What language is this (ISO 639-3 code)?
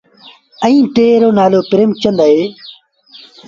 sbn